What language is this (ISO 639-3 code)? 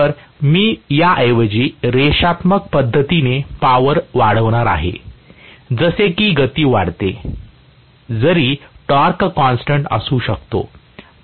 mar